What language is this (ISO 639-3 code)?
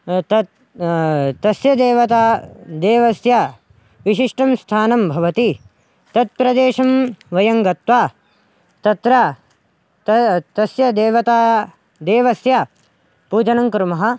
san